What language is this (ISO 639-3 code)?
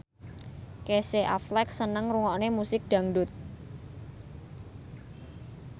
jav